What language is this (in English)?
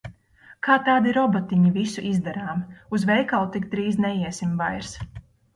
Latvian